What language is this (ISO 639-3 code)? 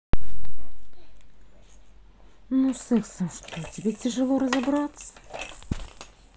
rus